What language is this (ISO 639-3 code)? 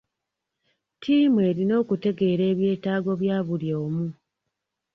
lug